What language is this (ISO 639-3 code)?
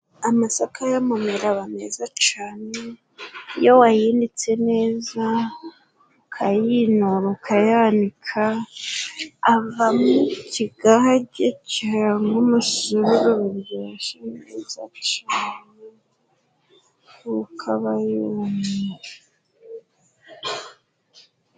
kin